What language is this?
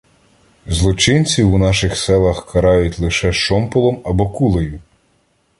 Ukrainian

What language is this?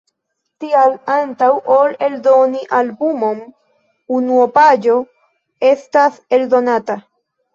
Esperanto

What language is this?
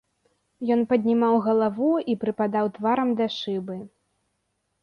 Belarusian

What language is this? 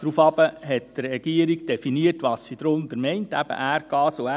Swiss German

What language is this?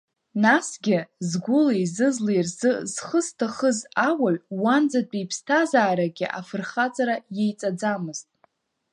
Abkhazian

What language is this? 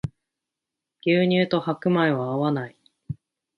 Japanese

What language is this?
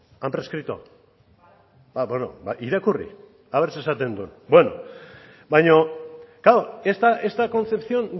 Basque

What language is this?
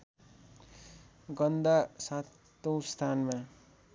Nepali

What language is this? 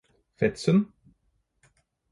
Norwegian Bokmål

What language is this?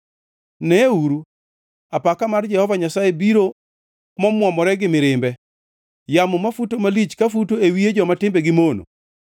Luo (Kenya and Tanzania)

